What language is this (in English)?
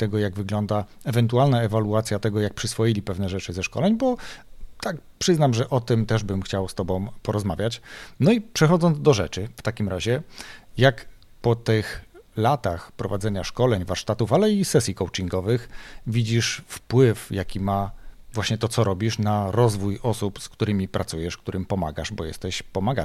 Polish